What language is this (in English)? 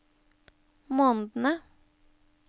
Norwegian